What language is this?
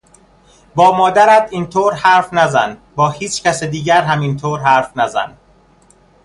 Persian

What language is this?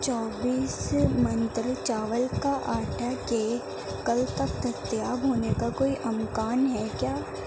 Urdu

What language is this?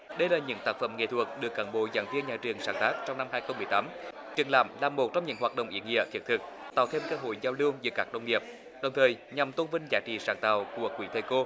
Vietnamese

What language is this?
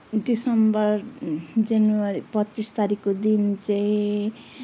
Nepali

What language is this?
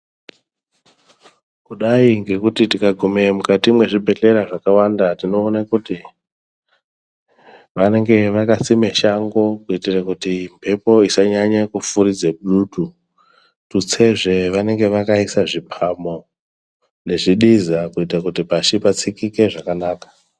Ndau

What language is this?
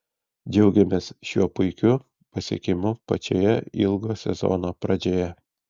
Lithuanian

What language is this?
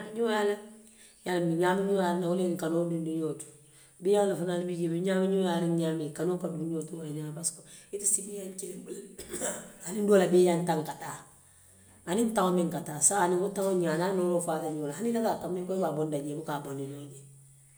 Western Maninkakan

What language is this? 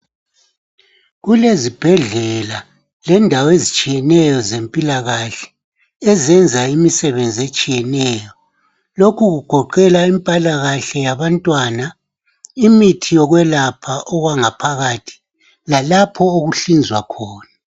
North Ndebele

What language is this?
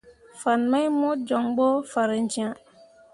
Mundang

